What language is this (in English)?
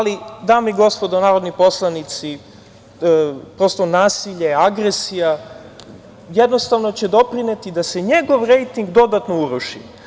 Serbian